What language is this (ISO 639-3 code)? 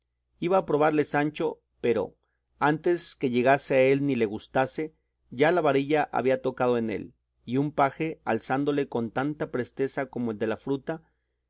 spa